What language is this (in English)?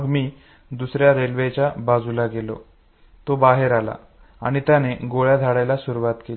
Marathi